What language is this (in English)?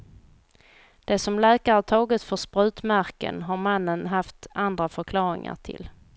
Swedish